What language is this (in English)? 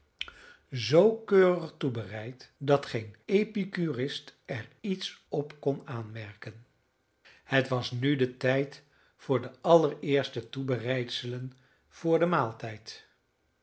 Dutch